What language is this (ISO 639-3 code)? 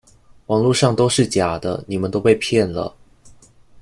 zho